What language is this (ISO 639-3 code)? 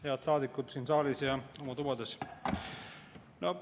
est